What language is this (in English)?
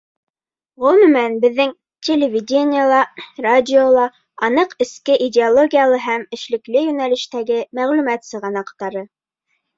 Bashkir